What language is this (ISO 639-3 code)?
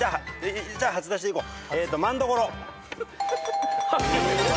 jpn